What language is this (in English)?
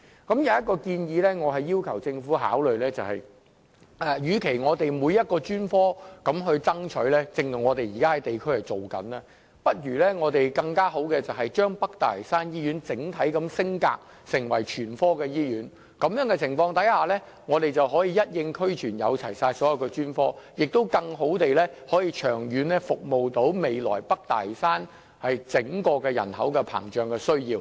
Cantonese